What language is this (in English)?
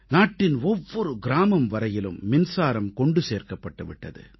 Tamil